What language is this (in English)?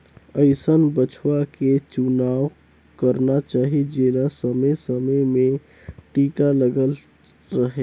Chhattisgarhi